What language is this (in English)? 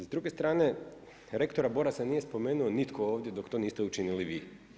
Croatian